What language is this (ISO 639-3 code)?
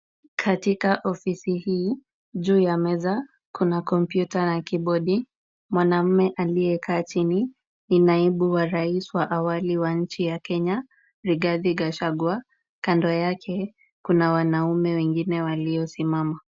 swa